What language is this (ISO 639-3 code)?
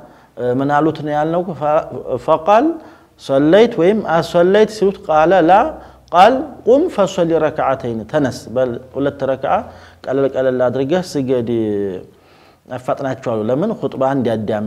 ara